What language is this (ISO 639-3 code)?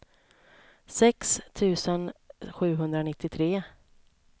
swe